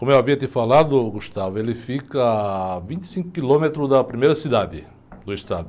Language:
Portuguese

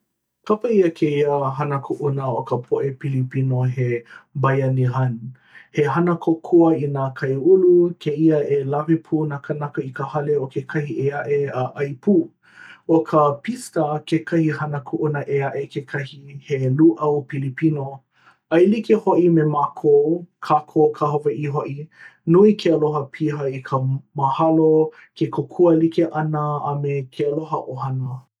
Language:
Hawaiian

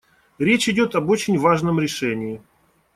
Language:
Russian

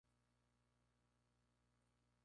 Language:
Spanish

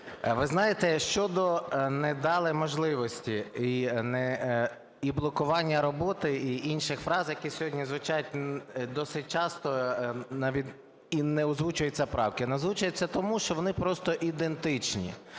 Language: Ukrainian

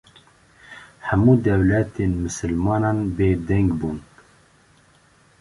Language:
Kurdish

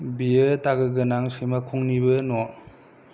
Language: Bodo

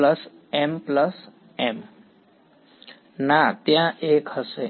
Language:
Gujarati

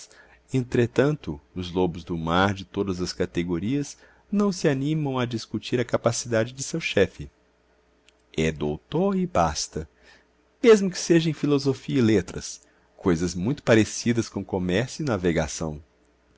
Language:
Portuguese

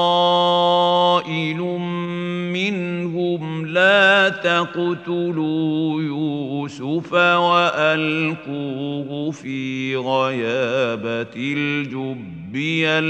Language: Arabic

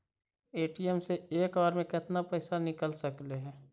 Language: Magahi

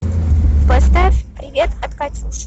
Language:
Russian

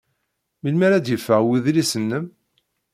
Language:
Kabyle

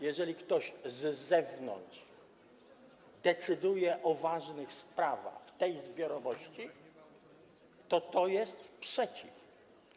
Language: Polish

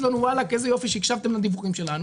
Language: Hebrew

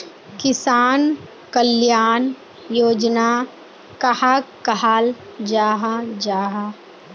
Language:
Magahi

